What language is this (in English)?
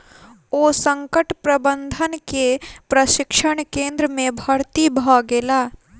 Maithili